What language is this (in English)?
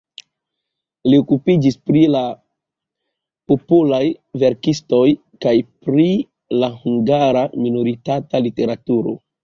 Esperanto